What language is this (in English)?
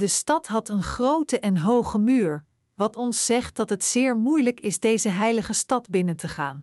Dutch